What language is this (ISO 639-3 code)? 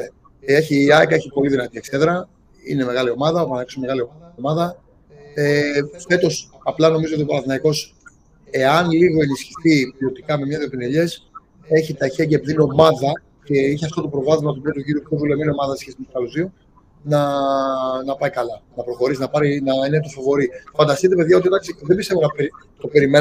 ell